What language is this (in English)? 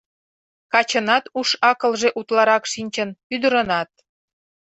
Mari